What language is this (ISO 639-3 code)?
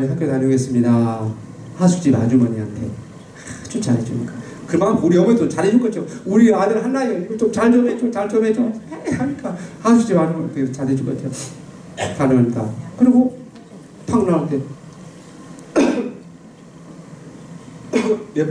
kor